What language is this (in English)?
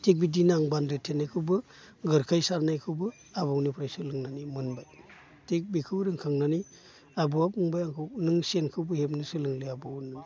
Bodo